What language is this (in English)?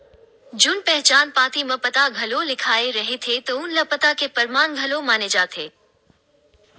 Chhattisgarhi